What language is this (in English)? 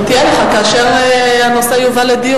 Hebrew